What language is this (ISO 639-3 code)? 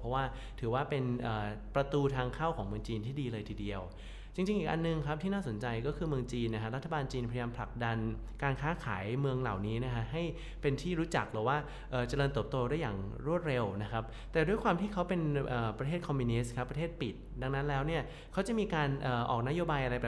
tha